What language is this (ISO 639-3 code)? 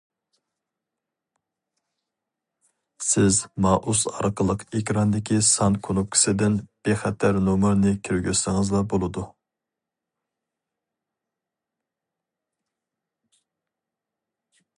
uig